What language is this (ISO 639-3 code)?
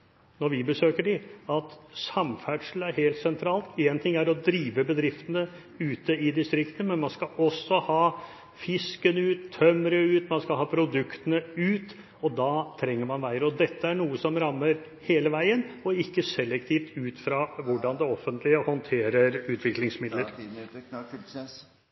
nob